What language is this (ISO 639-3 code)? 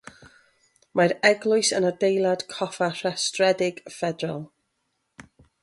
cym